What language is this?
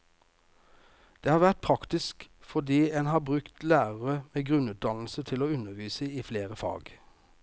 Norwegian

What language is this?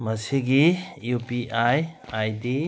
Manipuri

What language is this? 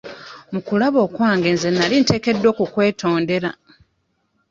Ganda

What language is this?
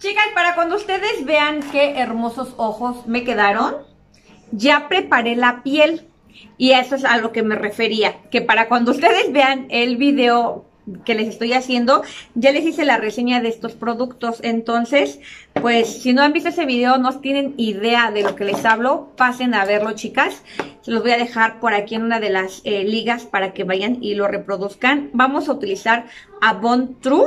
Spanish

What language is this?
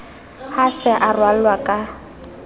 Southern Sotho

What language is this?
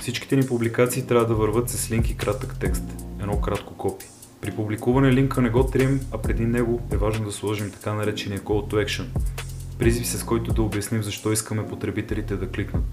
Bulgarian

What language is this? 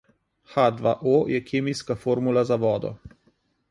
Slovenian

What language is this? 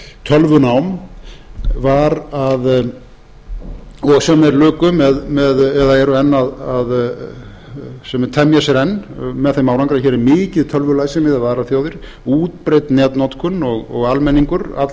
Icelandic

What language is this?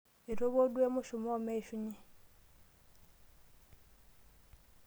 Masai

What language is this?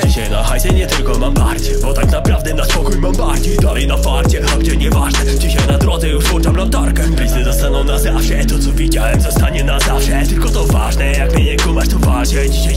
Polish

